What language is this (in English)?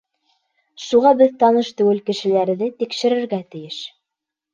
Bashkir